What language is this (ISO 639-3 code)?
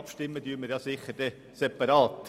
gsw